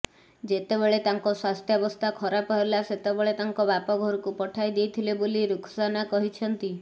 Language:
Odia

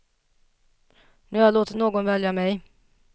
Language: Swedish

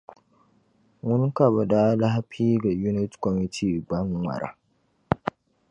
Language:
Dagbani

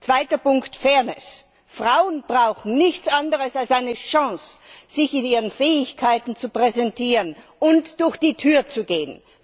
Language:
German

